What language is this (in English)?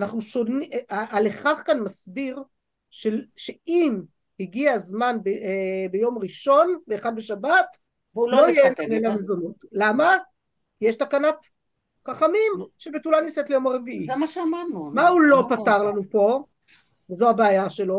Hebrew